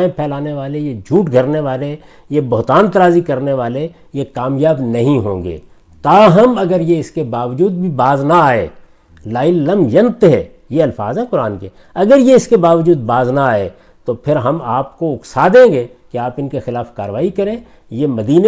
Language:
Urdu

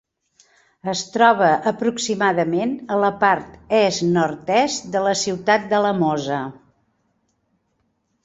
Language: Catalan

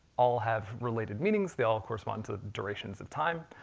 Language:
English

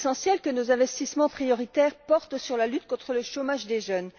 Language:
French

